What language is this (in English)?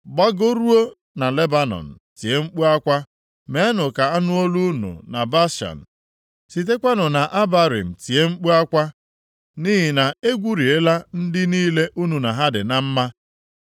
Igbo